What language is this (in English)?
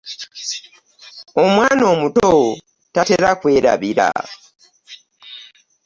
Ganda